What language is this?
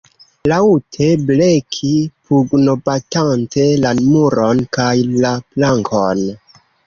Esperanto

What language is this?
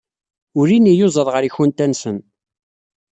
Kabyle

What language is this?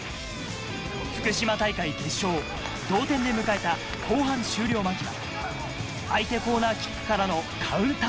Japanese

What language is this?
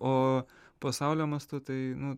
Lithuanian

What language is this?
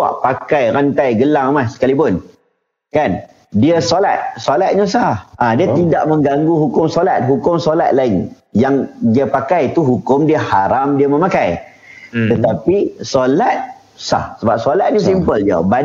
Malay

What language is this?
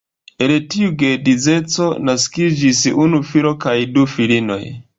Esperanto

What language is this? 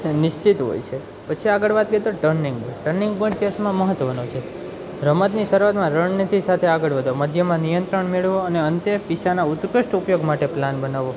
Gujarati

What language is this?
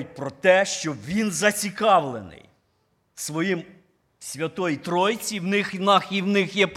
Ukrainian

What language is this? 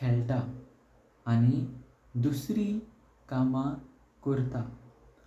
Konkani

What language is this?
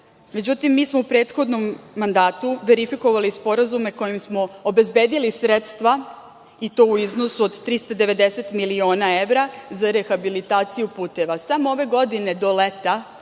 Serbian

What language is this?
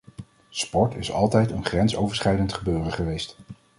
Dutch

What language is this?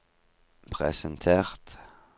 Norwegian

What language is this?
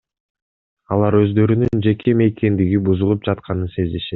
Kyrgyz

